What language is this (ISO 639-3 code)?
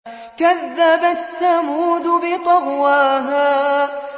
ara